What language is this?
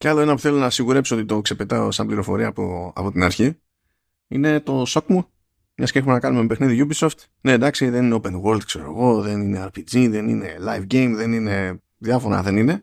Greek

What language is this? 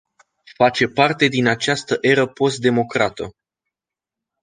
Romanian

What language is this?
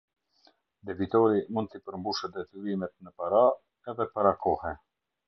Albanian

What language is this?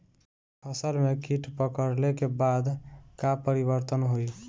Bhojpuri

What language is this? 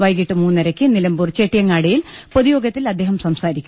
Malayalam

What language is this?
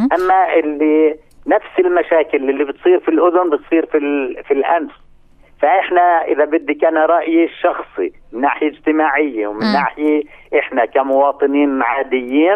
Arabic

